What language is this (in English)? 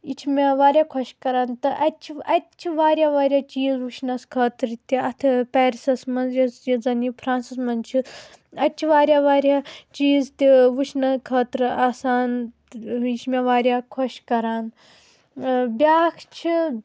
Kashmiri